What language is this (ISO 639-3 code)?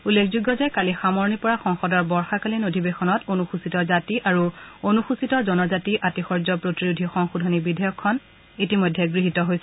asm